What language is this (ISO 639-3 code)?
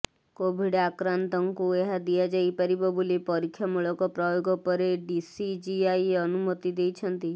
ori